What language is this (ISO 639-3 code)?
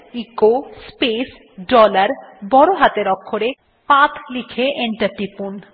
ben